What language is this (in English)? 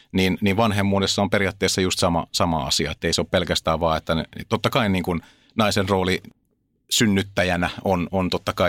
Finnish